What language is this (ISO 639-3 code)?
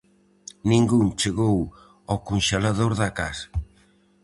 glg